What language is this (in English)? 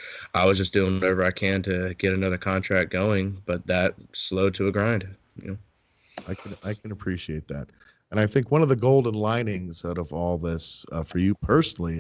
English